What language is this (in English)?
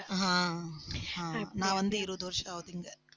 Tamil